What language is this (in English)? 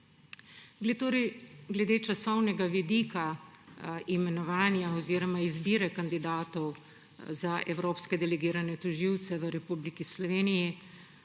Slovenian